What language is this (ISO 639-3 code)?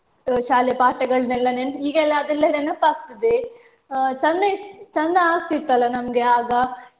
kan